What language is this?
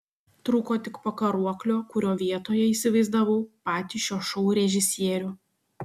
Lithuanian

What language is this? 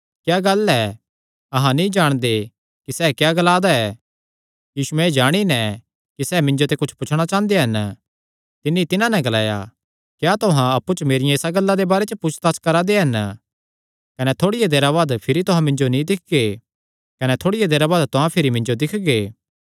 Kangri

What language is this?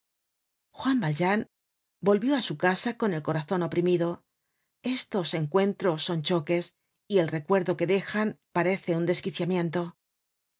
Spanish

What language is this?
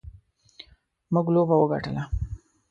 Pashto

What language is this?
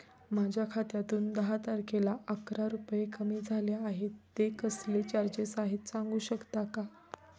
Marathi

